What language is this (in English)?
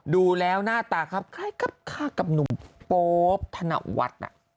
Thai